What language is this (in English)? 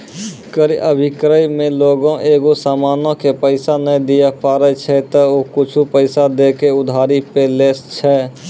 Maithili